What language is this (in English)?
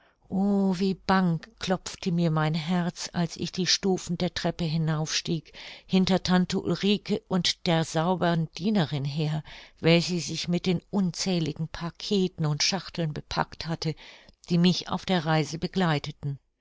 German